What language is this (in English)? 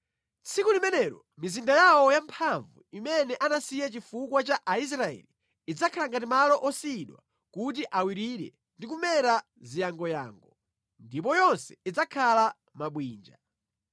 Nyanja